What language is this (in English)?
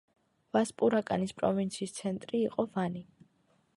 Georgian